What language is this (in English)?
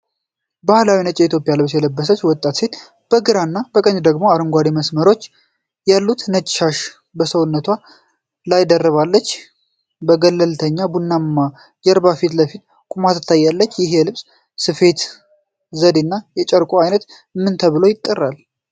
Amharic